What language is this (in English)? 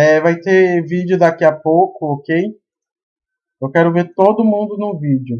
Portuguese